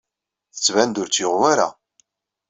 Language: Kabyle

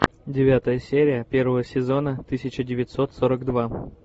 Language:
Russian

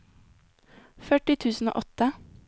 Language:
Norwegian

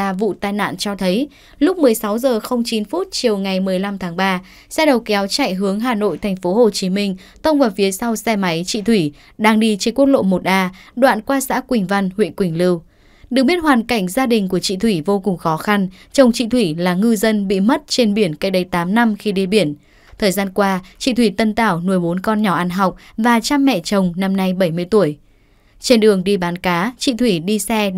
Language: Vietnamese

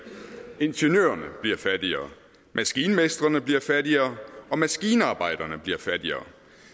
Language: Danish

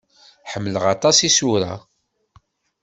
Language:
Kabyle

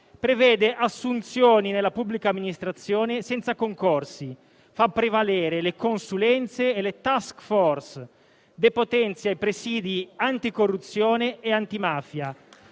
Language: Italian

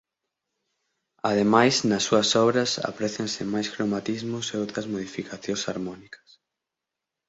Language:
Galician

